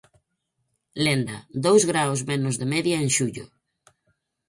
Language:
Galician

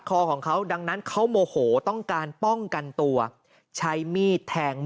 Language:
Thai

